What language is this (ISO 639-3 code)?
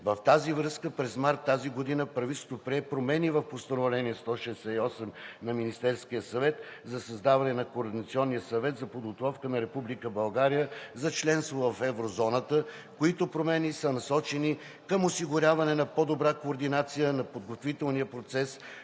bul